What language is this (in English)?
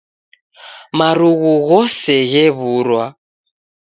Taita